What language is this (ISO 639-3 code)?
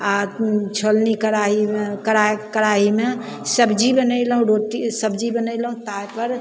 mai